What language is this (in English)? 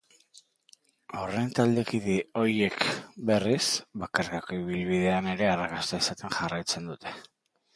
Basque